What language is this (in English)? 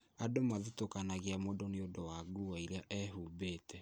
Kikuyu